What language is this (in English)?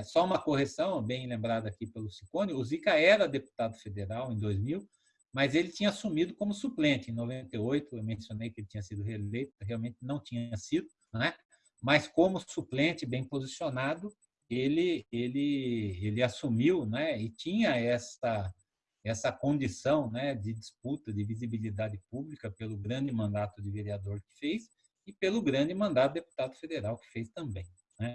Portuguese